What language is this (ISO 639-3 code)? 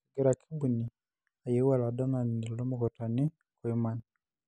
mas